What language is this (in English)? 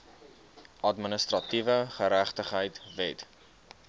Afrikaans